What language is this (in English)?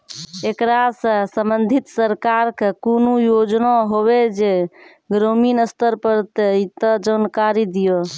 Maithili